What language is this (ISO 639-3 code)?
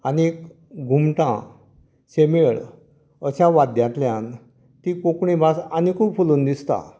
kok